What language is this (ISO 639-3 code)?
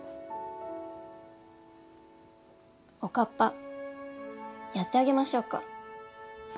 jpn